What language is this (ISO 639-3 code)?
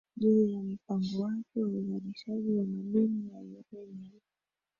swa